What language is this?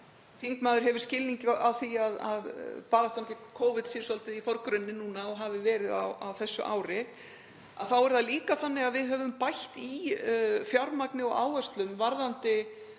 Icelandic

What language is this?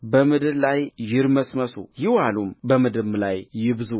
Amharic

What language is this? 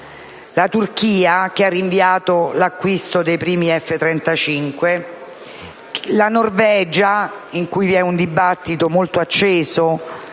Italian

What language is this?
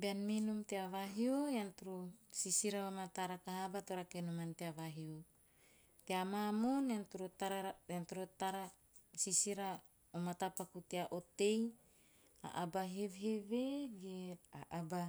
Teop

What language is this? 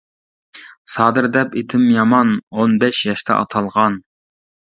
Uyghur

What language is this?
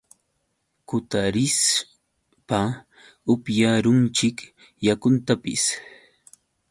Yauyos Quechua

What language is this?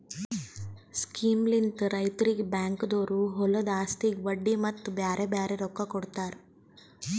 Kannada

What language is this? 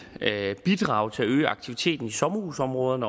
Danish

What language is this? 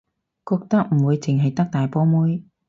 Cantonese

